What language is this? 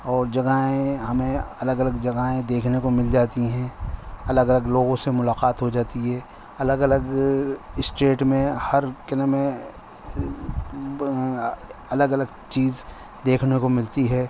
Urdu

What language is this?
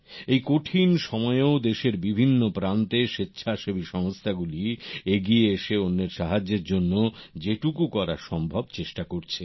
Bangla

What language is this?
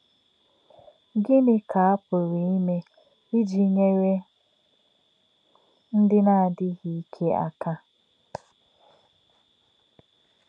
Igbo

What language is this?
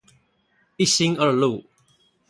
Chinese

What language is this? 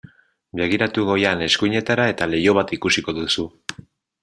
Basque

